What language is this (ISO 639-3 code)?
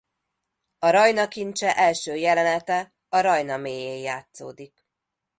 hun